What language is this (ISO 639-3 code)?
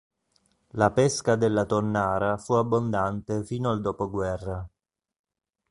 ita